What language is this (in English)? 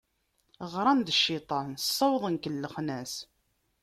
Kabyle